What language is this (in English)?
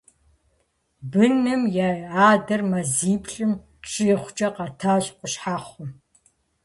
Kabardian